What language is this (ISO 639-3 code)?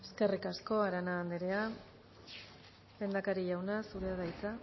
eus